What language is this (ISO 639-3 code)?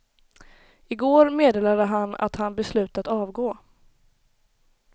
swe